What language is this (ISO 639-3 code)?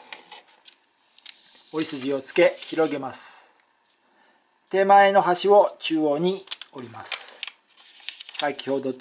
jpn